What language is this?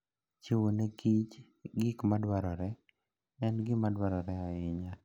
Luo (Kenya and Tanzania)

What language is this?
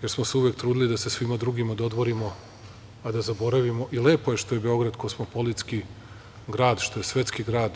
Serbian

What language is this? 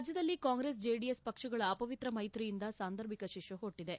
Kannada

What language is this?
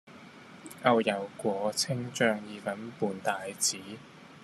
Cantonese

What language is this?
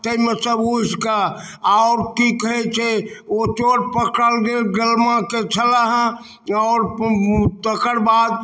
Maithili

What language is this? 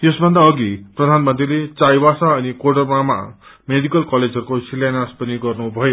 Nepali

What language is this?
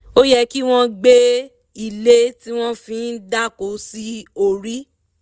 Yoruba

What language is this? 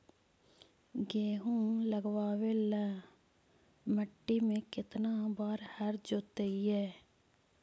Magahi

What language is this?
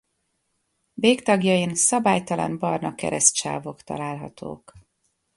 Hungarian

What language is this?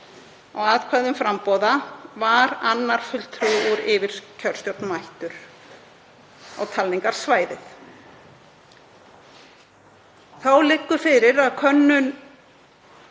Icelandic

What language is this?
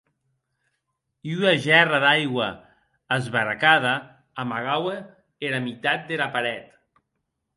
Occitan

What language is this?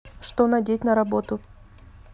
Russian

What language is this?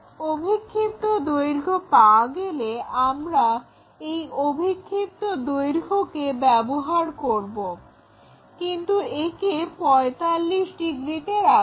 Bangla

